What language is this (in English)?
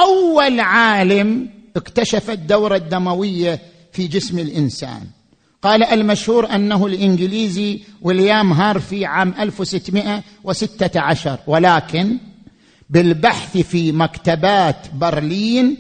Arabic